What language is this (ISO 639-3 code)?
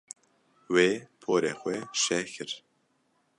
kur